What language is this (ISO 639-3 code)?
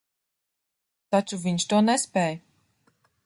lav